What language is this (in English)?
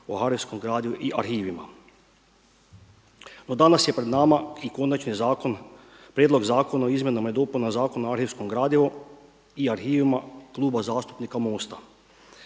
Croatian